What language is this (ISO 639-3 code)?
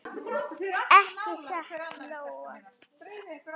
isl